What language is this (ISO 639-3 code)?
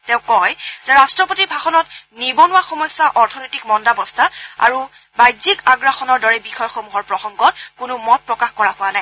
asm